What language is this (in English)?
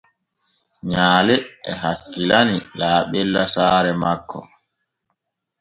Borgu Fulfulde